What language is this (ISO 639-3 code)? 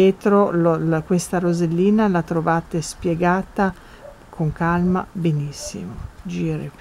ita